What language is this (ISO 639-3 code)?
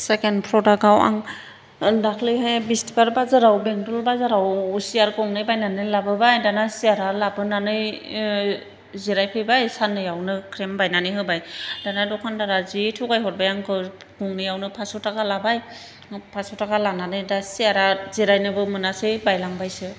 brx